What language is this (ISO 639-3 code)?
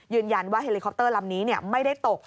tha